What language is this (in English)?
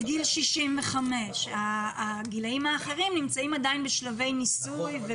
Hebrew